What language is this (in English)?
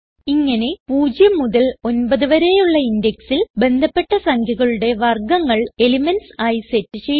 Malayalam